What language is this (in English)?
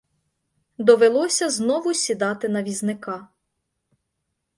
Ukrainian